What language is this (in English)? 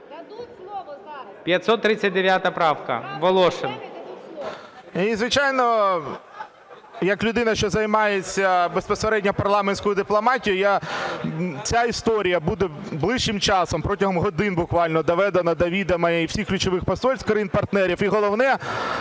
Ukrainian